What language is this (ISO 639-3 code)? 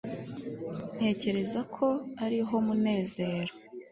kin